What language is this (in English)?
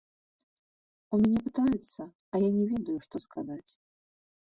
Belarusian